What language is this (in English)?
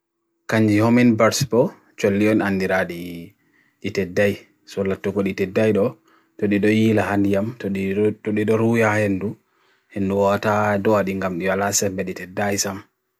Bagirmi Fulfulde